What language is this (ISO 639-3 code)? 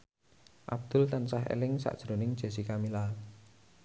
jav